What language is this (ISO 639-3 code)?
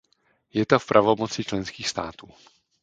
ces